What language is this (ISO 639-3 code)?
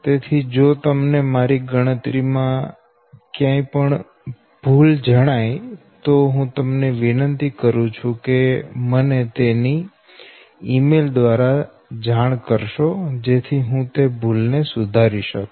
guj